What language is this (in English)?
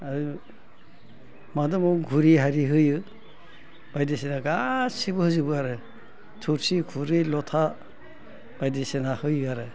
Bodo